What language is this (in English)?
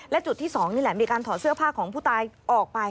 Thai